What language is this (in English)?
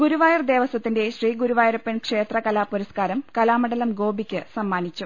Malayalam